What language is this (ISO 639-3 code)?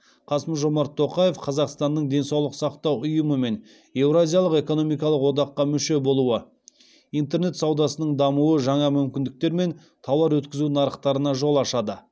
kaz